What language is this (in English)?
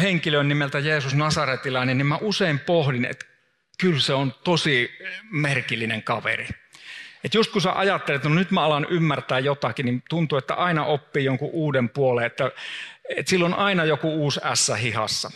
Finnish